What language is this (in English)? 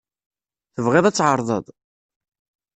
Kabyle